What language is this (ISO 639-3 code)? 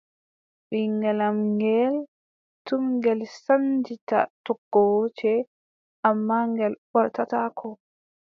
fub